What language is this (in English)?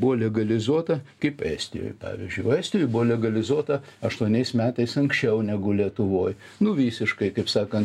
Lithuanian